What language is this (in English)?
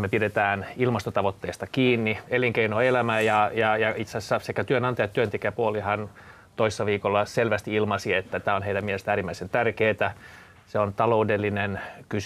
Finnish